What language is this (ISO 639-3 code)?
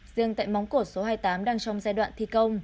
vie